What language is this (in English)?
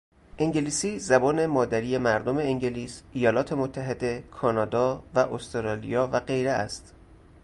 Persian